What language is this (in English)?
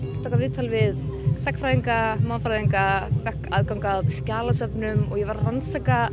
Icelandic